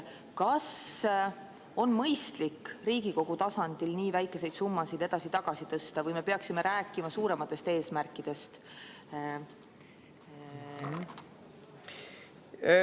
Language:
Estonian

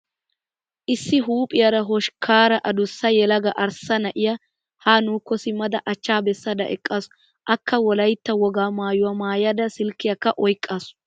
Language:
Wolaytta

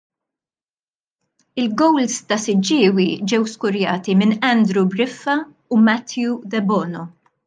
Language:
Maltese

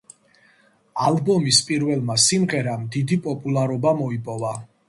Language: Georgian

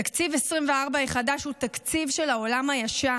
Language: Hebrew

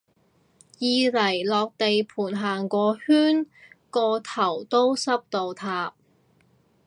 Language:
Cantonese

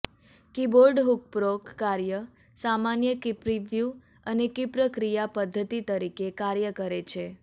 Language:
Gujarati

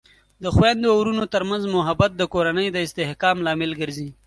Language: Pashto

